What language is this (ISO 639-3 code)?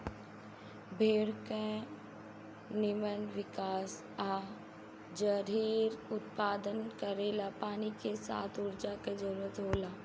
bho